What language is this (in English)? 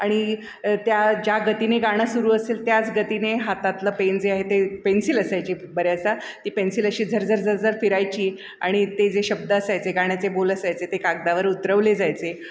Marathi